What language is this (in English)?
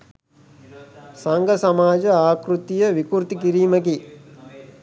Sinhala